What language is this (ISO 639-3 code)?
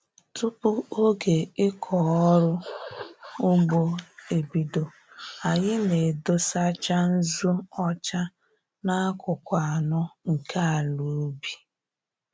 ibo